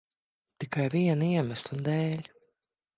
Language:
Latvian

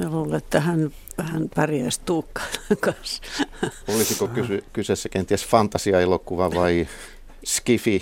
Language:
Finnish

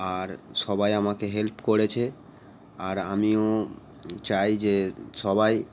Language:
Bangla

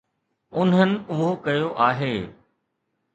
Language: Sindhi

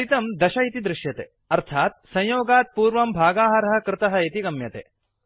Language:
Sanskrit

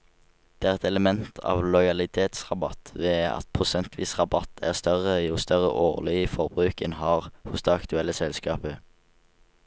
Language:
Norwegian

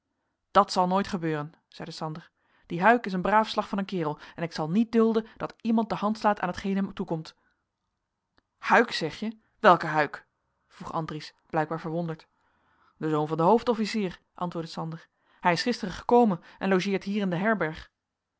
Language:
Dutch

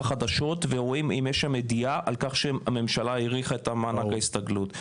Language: Hebrew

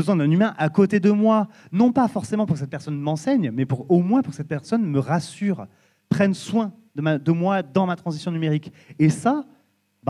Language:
French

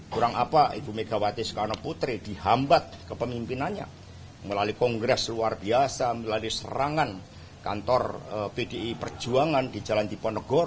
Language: Indonesian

